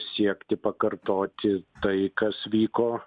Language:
Lithuanian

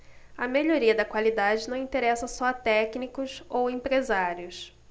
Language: Portuguese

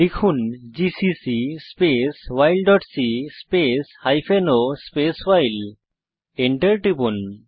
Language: Bangla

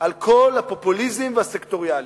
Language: Hebrew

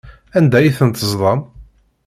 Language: Kabyle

